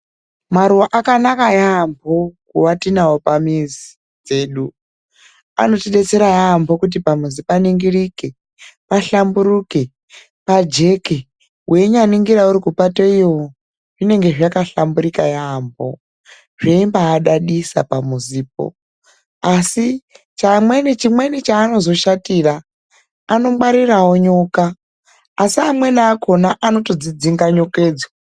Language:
Ndau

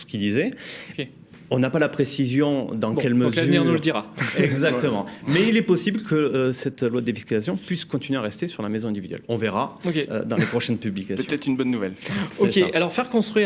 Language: French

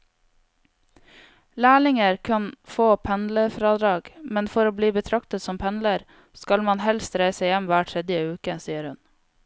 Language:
Norwegian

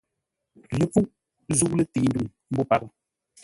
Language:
Ngombale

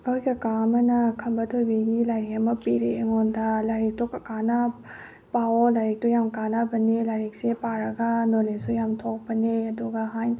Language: Manipuri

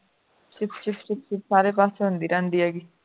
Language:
Punjabi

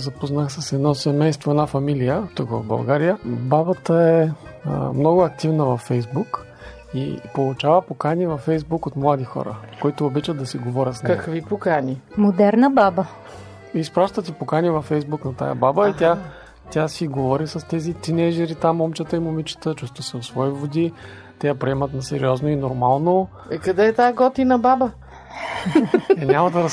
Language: Bulgarian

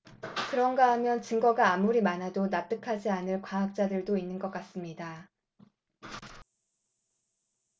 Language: Korean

